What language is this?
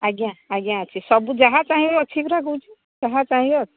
Odia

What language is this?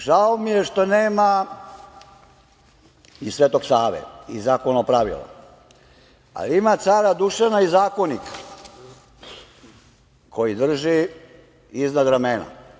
Serbian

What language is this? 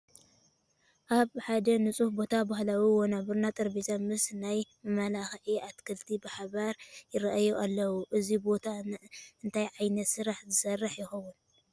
Tigrinya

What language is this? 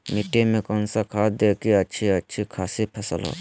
Magahi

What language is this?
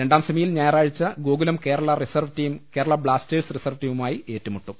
Malayalam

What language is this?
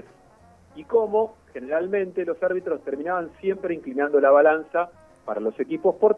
Spanish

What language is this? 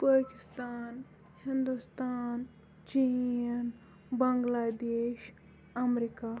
Kashmiri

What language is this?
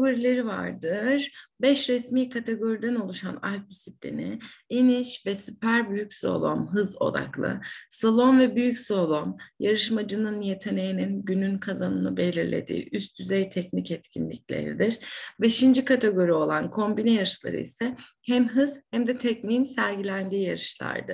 Turkish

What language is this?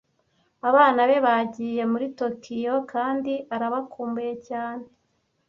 Kinyarwanda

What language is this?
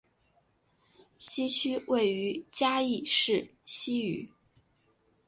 Chinese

